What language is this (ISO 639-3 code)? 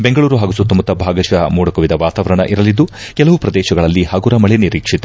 kan